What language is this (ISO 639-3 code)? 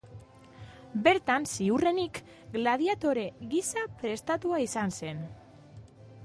eus